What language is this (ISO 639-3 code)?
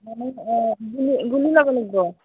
asm